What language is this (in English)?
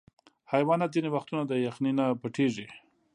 Pashto